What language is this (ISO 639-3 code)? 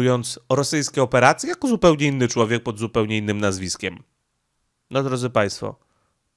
pol